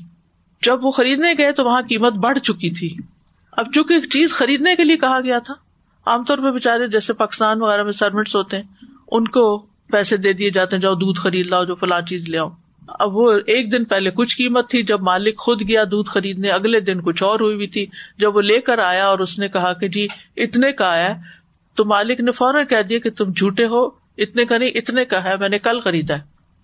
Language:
Urdu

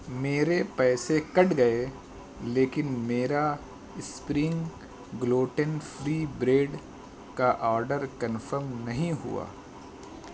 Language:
Urdu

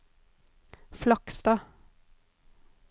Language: Norwegian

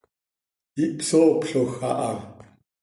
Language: Seri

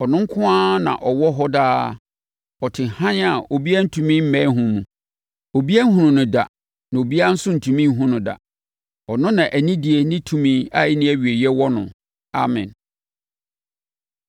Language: Akan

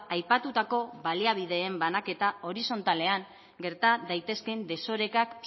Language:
Basque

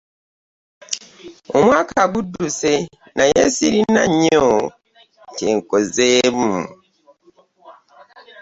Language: Ganda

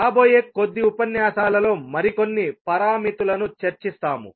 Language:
Telugu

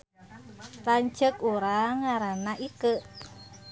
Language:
Sundanese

